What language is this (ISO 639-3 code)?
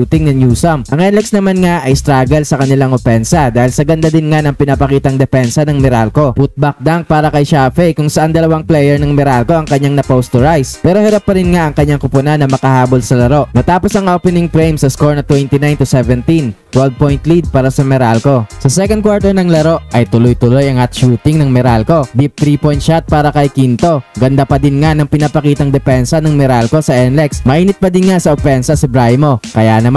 fil